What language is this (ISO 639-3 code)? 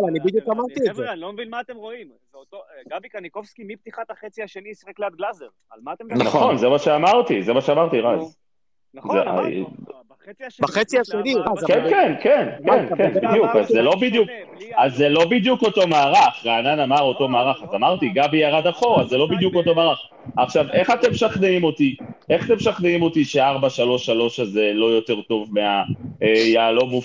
heb